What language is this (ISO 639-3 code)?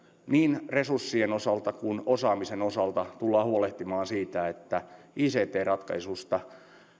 fin